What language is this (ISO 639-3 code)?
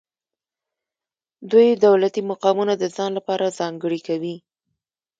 pus